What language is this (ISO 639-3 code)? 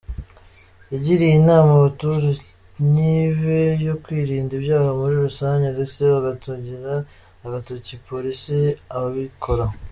kin